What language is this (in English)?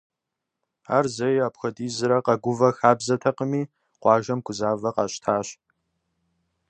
Kabardian